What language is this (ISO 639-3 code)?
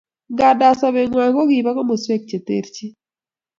kln